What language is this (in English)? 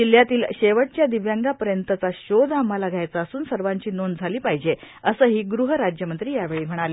Marathi